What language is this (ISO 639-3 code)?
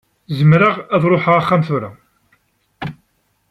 kab